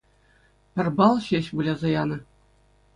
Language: Chuvash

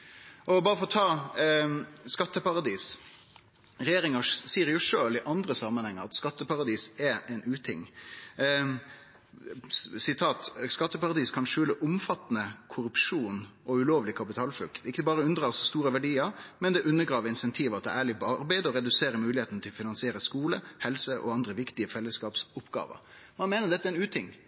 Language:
Norwegian Nynorsk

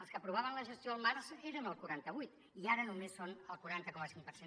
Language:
Catalan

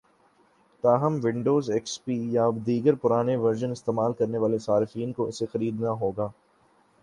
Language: Urdu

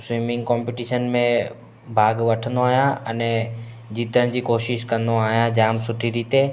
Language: Sindhi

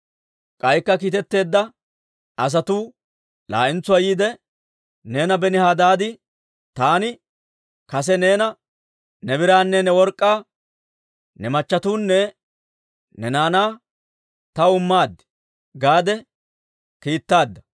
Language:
Dawro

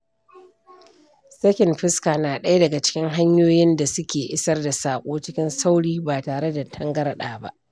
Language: Hausa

